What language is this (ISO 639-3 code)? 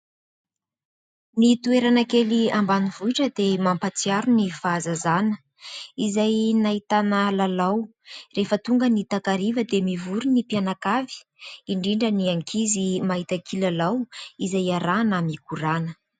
mlg